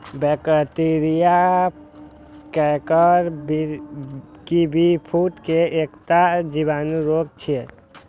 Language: Maithili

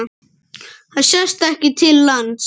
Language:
Icelandic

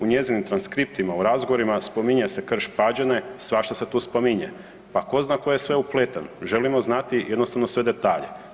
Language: Croatian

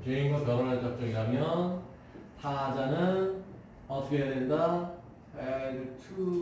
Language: Korean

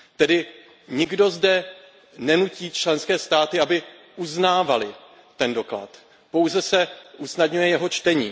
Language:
Czech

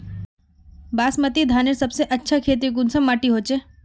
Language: Magahi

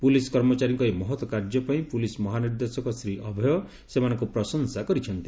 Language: Odia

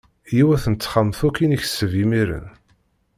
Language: Kabyle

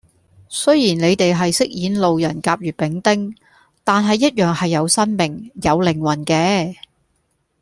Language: Cantonese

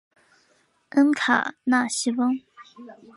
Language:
Chinese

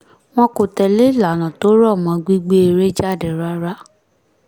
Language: Yoruba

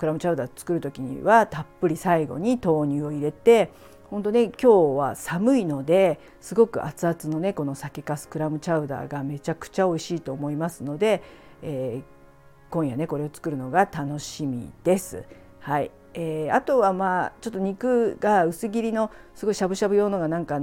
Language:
Japanese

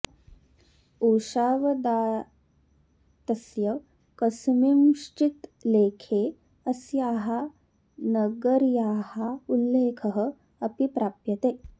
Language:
Sanskrit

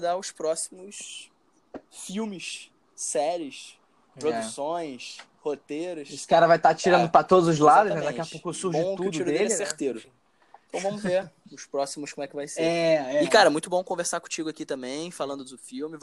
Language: Portuguese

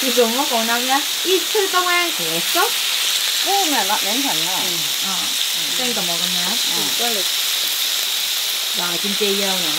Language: Korean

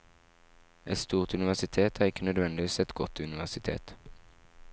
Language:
Norwegian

